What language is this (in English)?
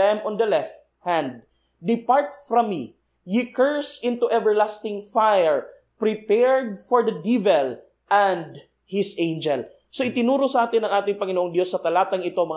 Filipino